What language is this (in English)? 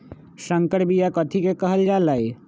Magahi